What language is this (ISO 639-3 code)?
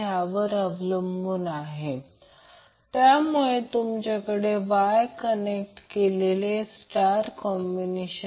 mar